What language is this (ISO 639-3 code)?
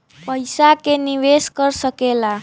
bho